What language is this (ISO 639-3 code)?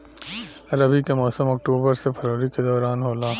bho